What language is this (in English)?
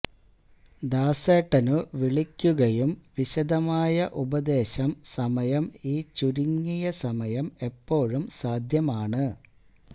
Malayalam